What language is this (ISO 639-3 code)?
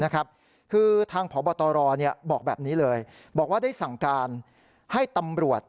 tha